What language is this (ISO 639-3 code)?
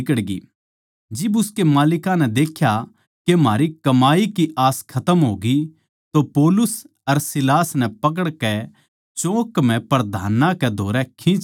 bgc